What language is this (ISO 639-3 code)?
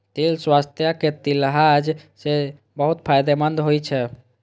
mai